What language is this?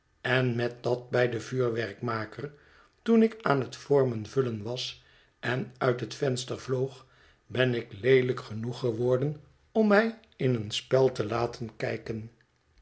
Dutch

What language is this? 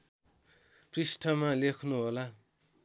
Nepali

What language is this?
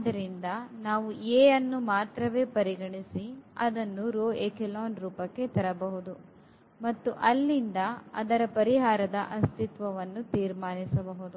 Kannada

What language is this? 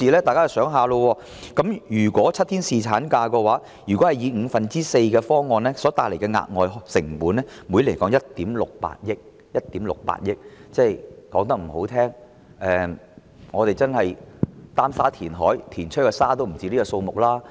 Cantonese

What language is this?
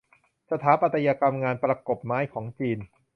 Thai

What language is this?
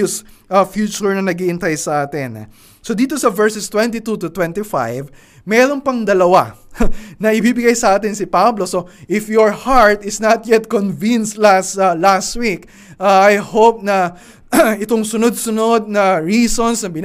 Filipino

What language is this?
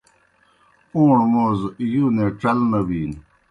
Kohistani Shina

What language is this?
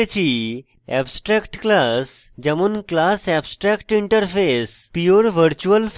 Bangla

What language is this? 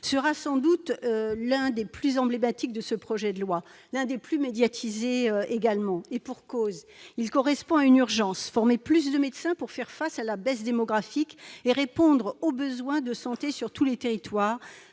French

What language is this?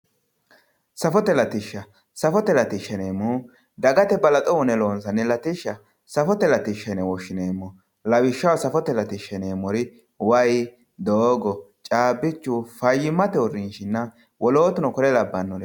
Sidamo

